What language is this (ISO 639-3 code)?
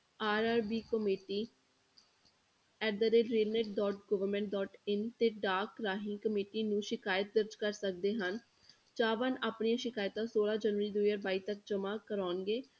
pan